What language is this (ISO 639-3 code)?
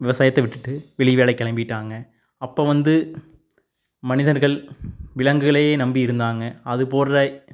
tam